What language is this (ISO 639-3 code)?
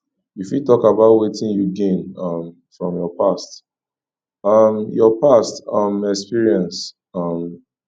pcm